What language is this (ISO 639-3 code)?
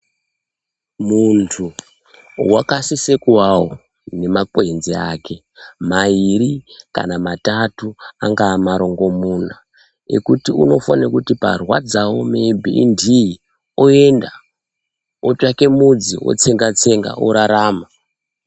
ndc